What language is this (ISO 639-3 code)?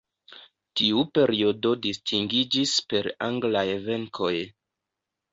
epo